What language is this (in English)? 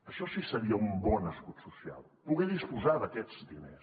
Catalan